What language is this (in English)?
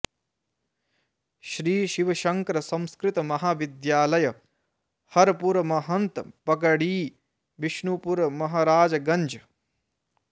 Sanskrit